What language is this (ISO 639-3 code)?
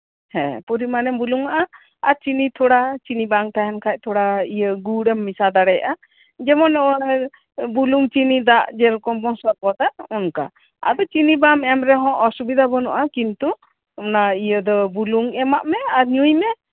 sat